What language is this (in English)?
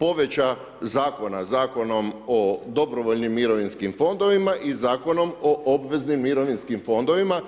Croatian